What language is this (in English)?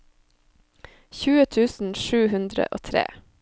Norwegian